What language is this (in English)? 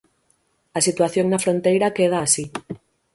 Galician